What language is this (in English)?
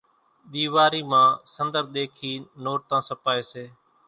Kachi Koli